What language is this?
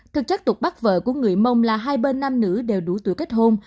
Vietnamese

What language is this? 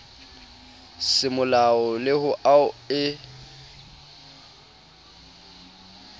Southern Sotho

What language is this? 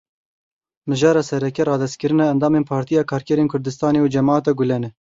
Kurdish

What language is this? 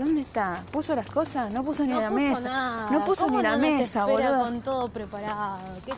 Spanish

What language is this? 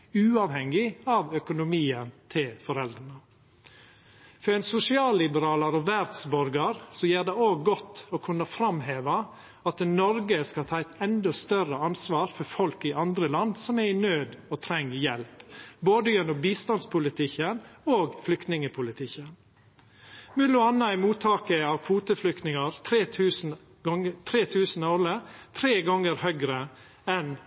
Norwegian Nynorsk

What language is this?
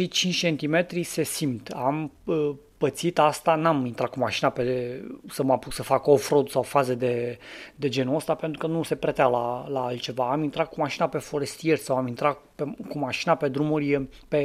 Romanian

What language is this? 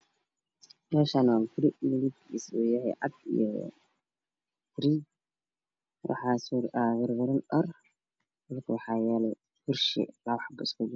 Somali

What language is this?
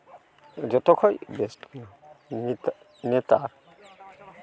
Santali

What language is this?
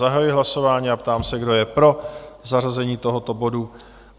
Czech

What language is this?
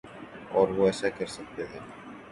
Urdu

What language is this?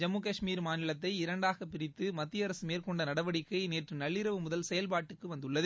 Tamil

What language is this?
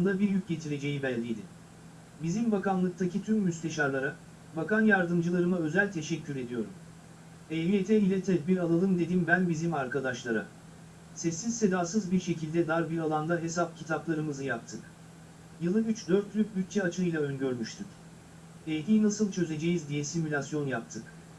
Turkish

